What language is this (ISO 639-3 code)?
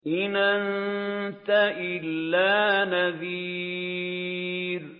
ara